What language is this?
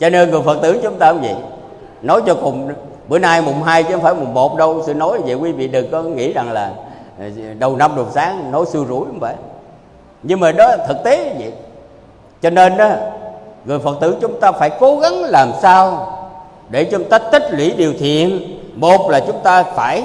Vietnamese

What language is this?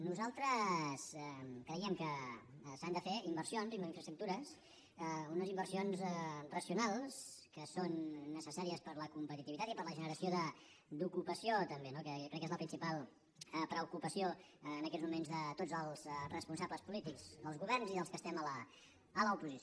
Catalan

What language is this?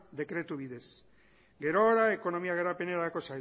Basque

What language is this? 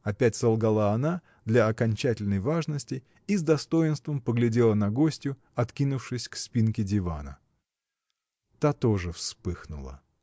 Russian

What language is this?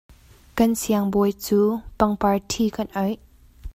Hakha Chin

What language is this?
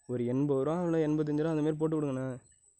Tamil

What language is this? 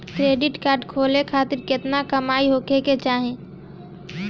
Bhojpuri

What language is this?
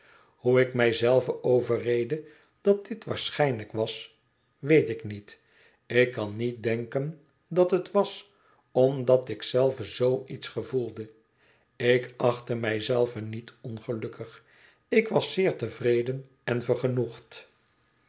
Dutch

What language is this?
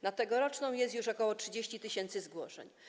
Polish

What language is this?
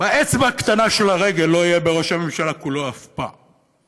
Hebrew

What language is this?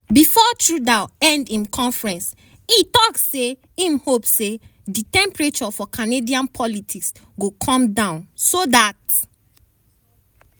Nigerian Pidgin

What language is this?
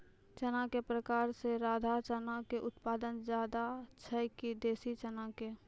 Maithili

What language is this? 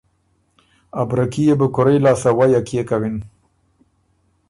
Ormuri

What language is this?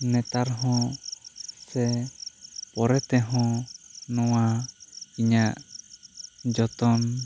Santali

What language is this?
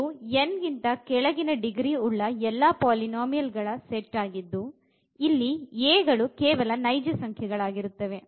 Kannada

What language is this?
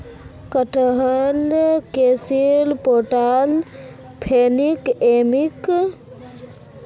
Magahi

